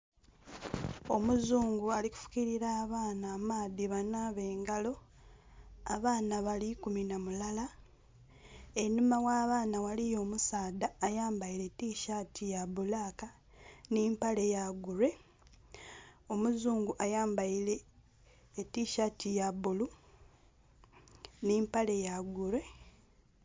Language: Soga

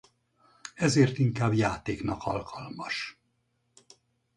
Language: Hungarian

